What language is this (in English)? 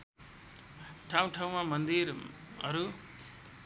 Nepali